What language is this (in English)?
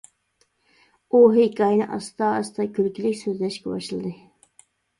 Uyghur